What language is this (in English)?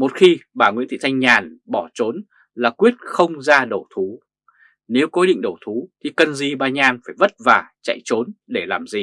Vietnamese